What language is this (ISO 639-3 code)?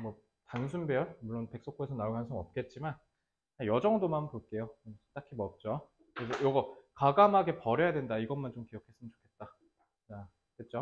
kor